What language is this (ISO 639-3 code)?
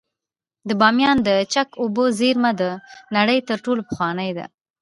pus